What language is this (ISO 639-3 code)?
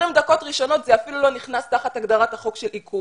heb